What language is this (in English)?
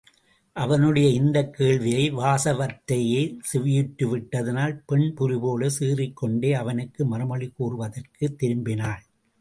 Tamil